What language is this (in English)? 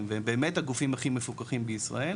Hebrew